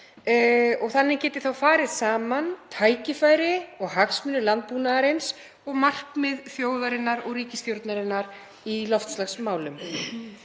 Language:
Icelandic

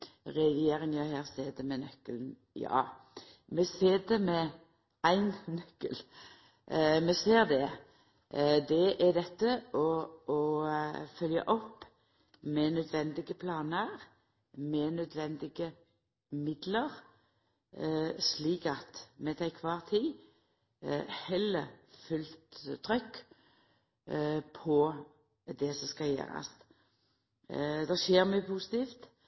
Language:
Norwegian Nynorsk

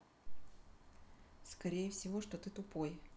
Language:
Russian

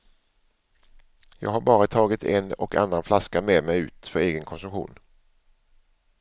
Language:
Swedish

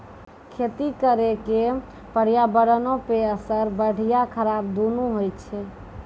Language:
Maithili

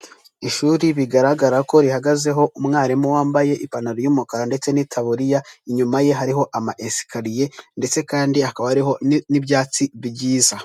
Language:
Kinyarwanda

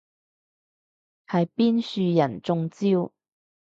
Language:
Cantonese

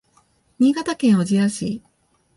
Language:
Japanese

